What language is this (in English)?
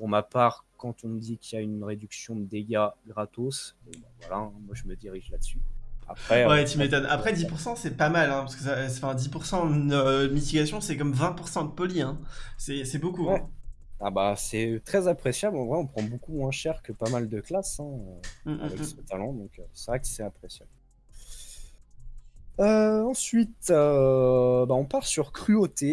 French